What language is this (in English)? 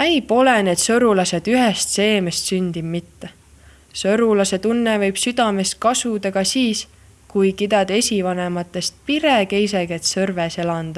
Estonian